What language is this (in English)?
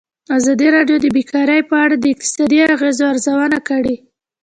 Pashto